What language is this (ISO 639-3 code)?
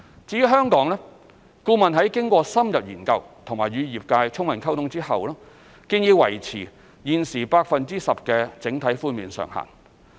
yue